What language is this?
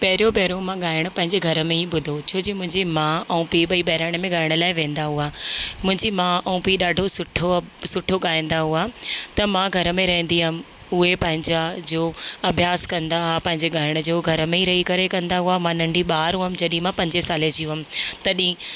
Sindhi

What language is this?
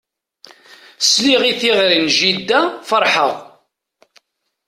Kabyle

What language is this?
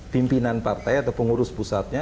Indonesian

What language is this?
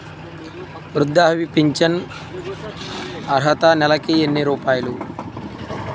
Telugu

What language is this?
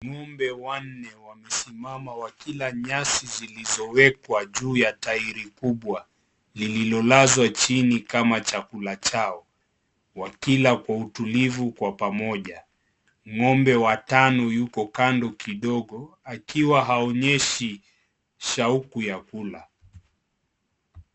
Swahili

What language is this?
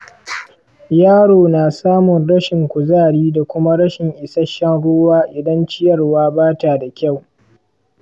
Hausa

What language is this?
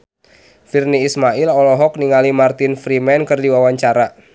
Sundanese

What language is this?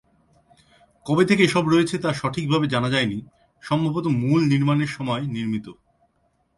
Bangla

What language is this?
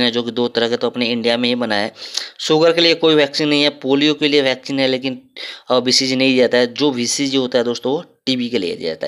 Hindi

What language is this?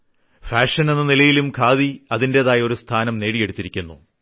Malayalam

